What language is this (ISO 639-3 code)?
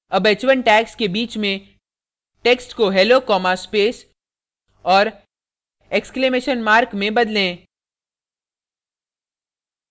hin